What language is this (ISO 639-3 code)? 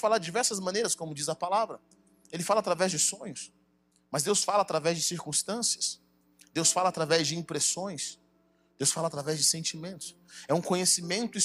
por